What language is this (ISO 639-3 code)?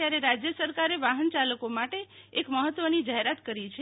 guj